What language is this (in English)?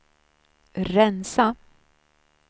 Swedish